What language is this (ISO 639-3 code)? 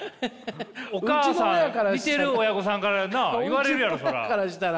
jpn